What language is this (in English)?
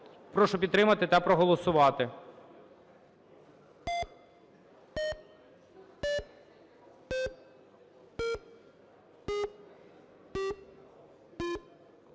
Ukrainian